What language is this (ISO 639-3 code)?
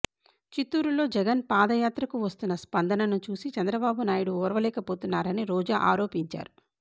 tel